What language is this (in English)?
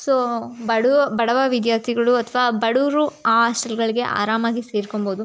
Kannada